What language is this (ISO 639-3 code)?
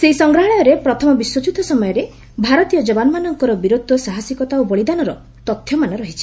ori